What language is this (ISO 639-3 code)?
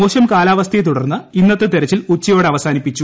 mal